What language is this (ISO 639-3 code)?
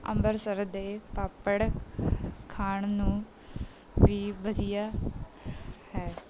pan